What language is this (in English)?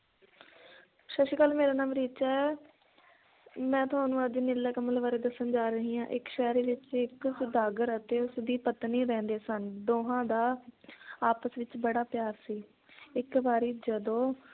Punjabi